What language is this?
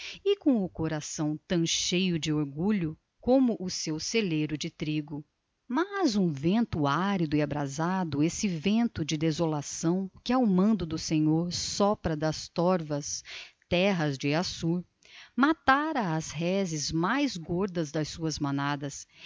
Portuguese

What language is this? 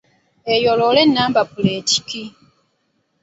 Ganda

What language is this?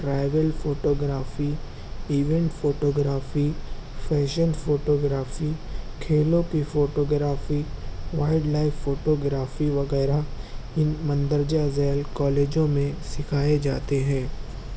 Urdu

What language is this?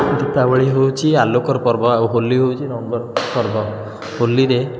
Odia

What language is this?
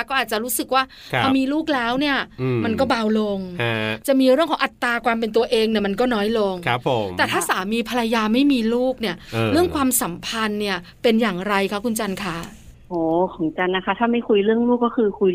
Thai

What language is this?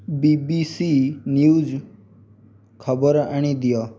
Odia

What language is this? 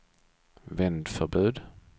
Swedish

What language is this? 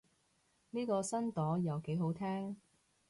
Cantonese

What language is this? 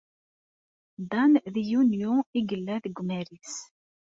Kabyle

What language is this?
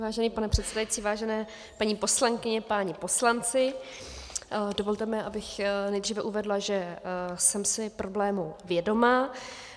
Czech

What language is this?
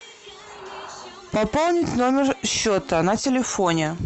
Russian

